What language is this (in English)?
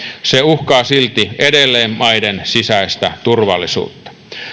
Finnish